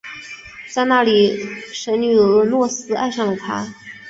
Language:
Chinese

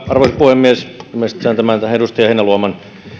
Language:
Finnish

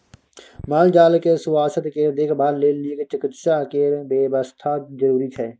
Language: Maithili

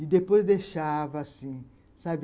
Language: Portuguese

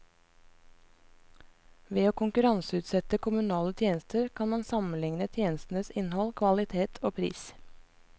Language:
Norwegian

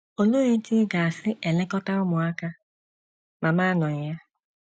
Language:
Igbo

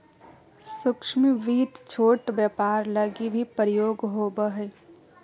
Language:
Magahi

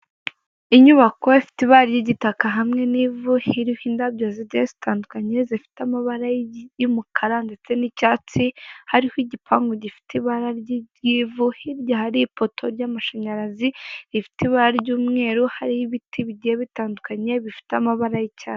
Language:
Kinyarwanda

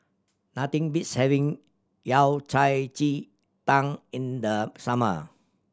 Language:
English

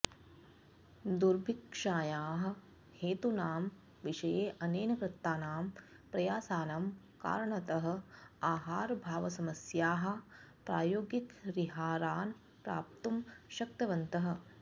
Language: Sanskrit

